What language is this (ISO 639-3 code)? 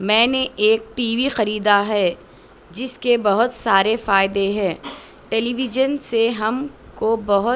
urd